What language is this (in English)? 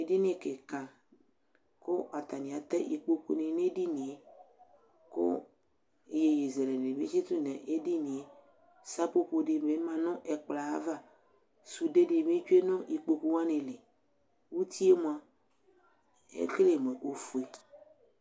Ikposo